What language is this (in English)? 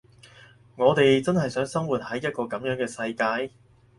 Cantonese